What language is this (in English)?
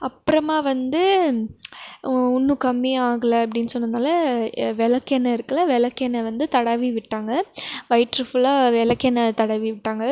Tamil